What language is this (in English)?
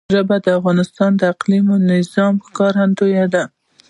Pashto